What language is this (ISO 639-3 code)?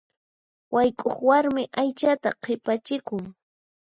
qxp